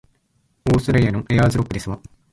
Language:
Japanese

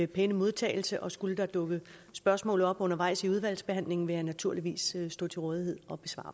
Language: Danish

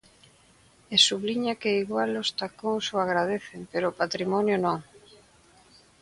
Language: Galician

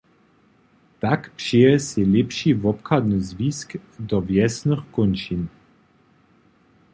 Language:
Upper Sorbian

